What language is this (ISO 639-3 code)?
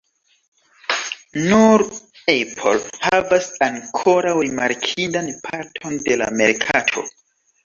epo